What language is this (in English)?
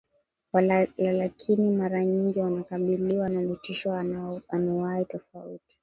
Swahili